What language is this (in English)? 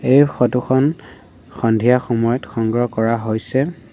Assamese